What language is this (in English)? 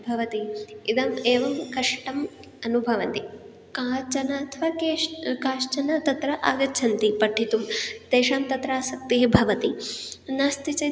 Sanskrit